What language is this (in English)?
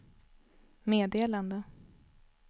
Swedish